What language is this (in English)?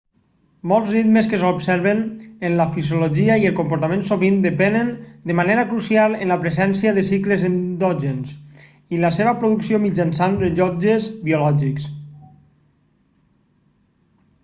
Catalan